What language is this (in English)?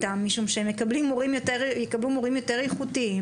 Hebrew